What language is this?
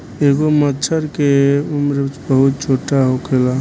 Bhojpuri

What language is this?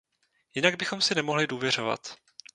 Czech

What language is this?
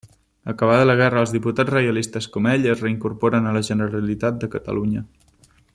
Catalan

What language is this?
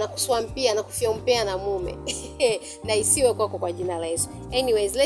Swahili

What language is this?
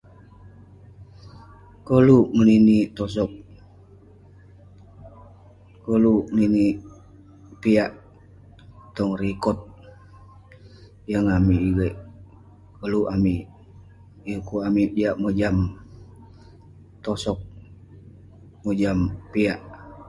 Western Penan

